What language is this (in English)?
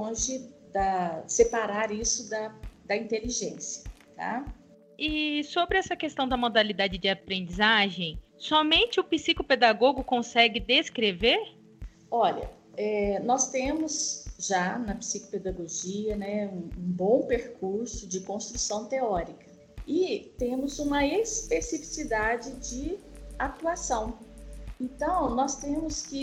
Portuguese